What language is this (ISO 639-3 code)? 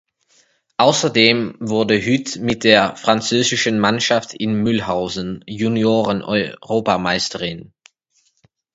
deu